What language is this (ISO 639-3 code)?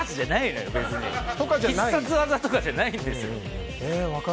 jpn